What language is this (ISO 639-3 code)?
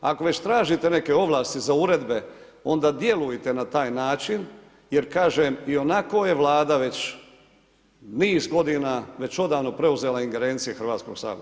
hrv